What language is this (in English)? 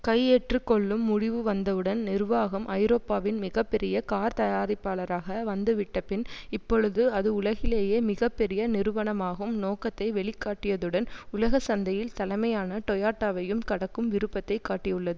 Tamil